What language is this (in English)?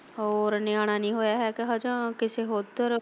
Punjabi